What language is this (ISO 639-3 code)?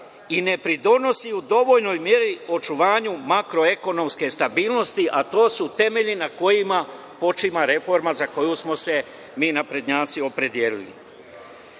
srp